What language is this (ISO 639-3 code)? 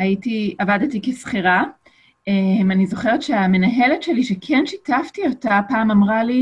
heb